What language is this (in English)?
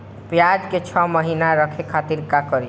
Bhojpuri